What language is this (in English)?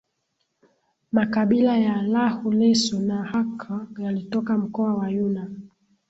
Swahili